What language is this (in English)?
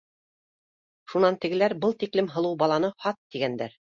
Bashkir